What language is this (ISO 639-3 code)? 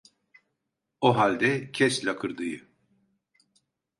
tur